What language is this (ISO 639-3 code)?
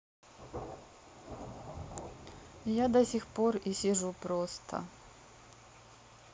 rus